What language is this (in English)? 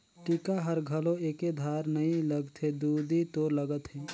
Chhattisgarhi